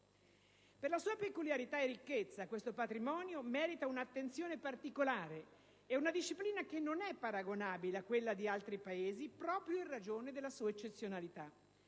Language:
Italian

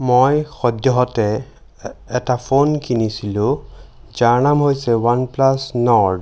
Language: Assamese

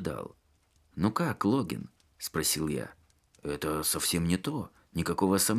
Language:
Russian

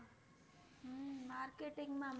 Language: Gujarati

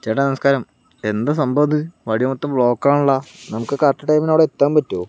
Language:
Malayalam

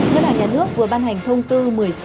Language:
Vietnamese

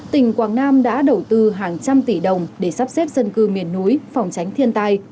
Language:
Vietnamese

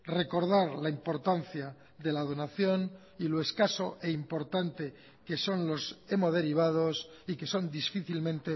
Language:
Spanish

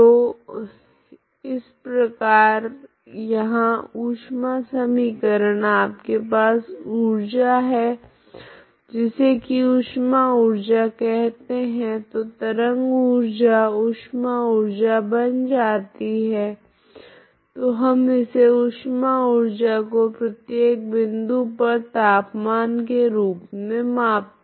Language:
Hindi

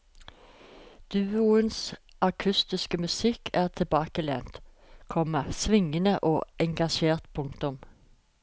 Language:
Norwegian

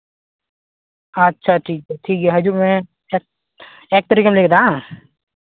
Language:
Santali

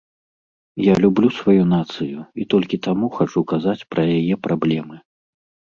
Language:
Belarusian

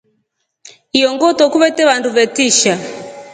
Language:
Rombo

